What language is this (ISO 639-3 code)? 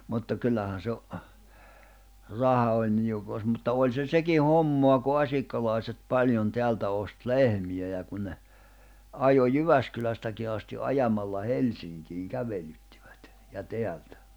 fin